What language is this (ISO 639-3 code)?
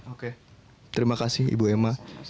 ind